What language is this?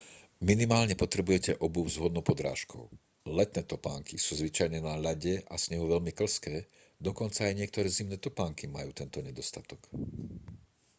Slovak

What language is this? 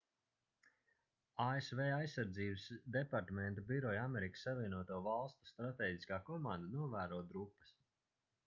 Latvian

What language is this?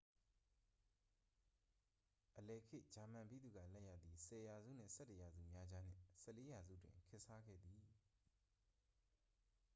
Burmese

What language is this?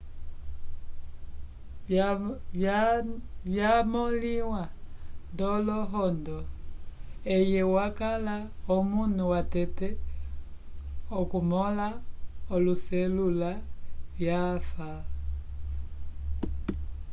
Umbundu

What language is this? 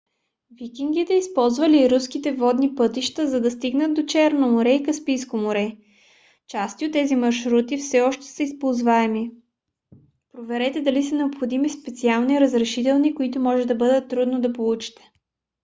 Bulgarian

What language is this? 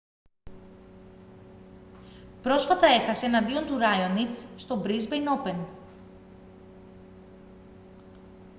Greek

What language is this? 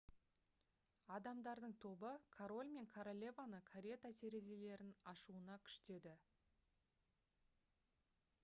Kazakh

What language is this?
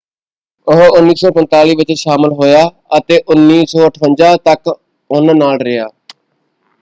Punjabi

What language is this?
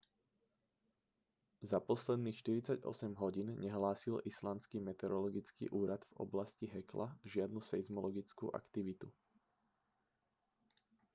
Slovak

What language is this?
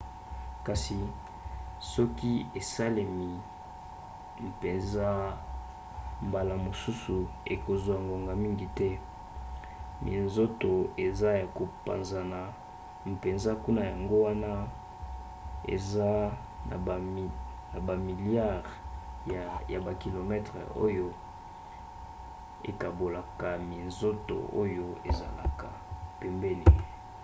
Lingala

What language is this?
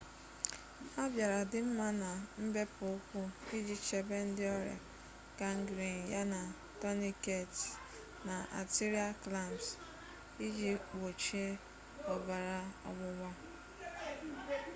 Igbo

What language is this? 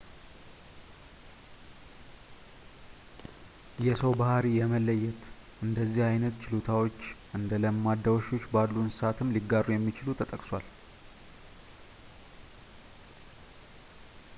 Amharic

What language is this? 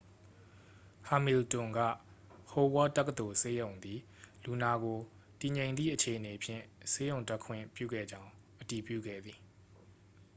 Burmese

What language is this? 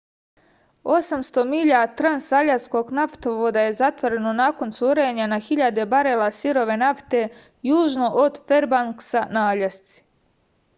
Serbian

